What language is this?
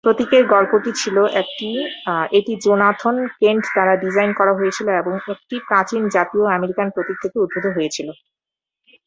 Bangla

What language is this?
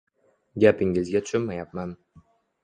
Uzbek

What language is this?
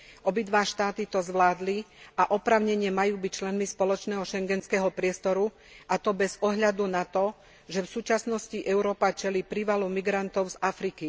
Slovak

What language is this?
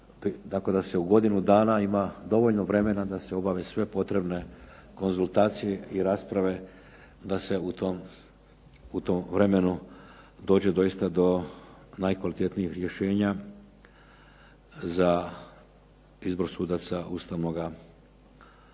Croatian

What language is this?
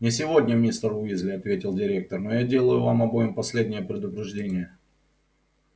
Russian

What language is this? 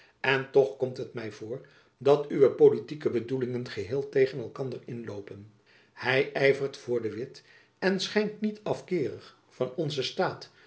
Dutch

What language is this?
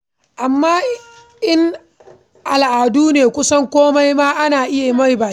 Hausa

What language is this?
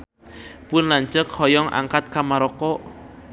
Sundanese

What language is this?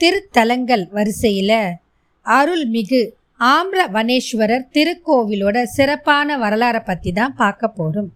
Tamil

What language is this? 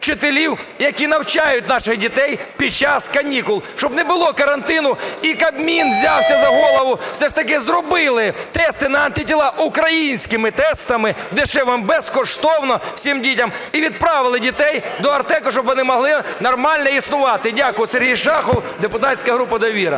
Ukrainian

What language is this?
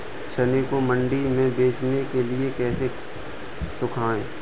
Hindi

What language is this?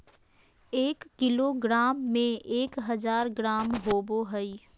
Magahi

